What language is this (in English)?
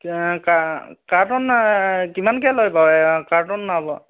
Assamese